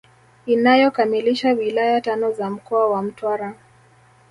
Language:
Swahili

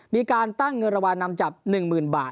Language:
Thai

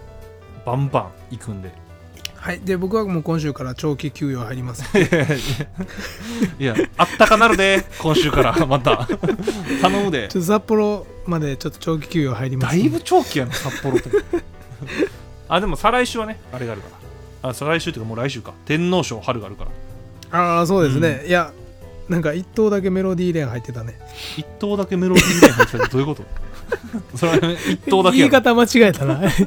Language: Japanese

